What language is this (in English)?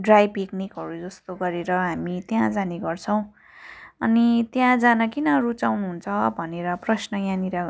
Nepali